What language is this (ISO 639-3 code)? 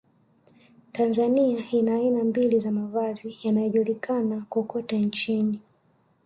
swa